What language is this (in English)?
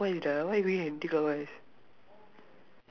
English